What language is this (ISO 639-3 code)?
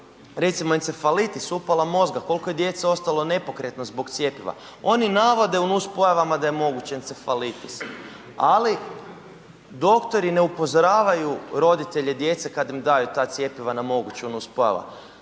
hrv